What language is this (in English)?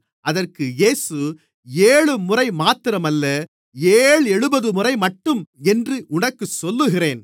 Tamil